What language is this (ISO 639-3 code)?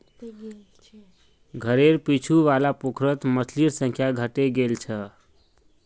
mag